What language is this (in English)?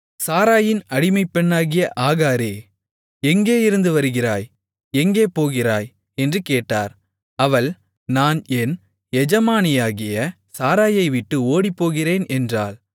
Tamil